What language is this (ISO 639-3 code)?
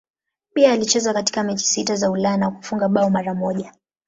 swa